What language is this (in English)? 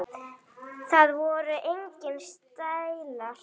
Icelandic